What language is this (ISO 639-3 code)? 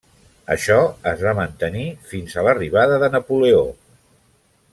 cat